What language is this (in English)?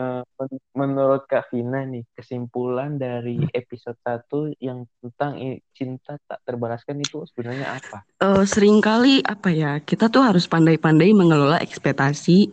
Indonesian